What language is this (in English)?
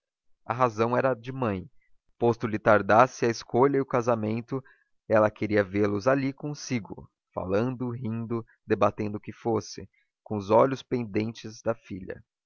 Portuguese